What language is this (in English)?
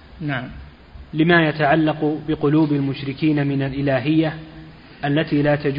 Arabic